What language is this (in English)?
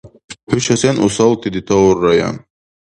Dargwa